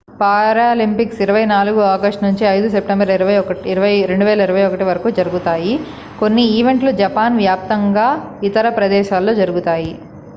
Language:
Telugu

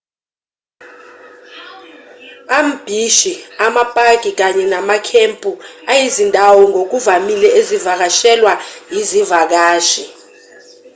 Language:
Zulu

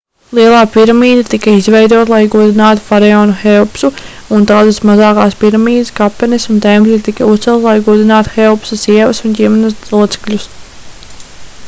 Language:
Latvian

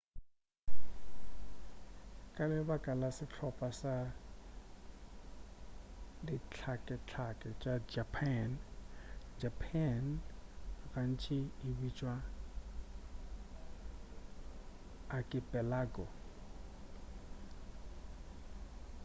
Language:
Northern Sotho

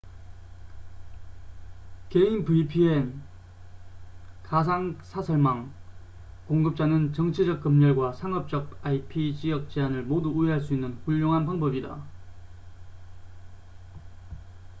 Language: Korean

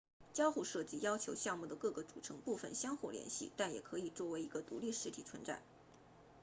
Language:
Chinese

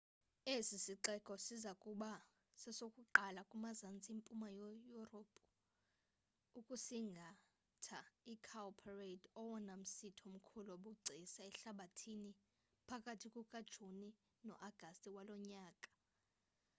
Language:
Xhosa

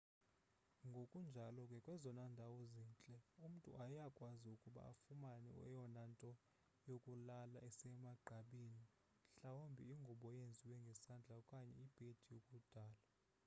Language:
Xhosa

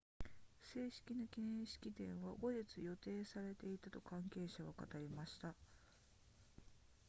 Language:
Japanese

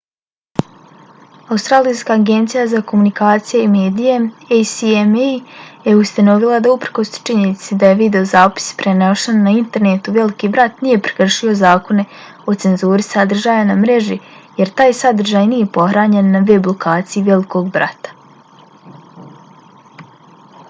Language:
Bosnian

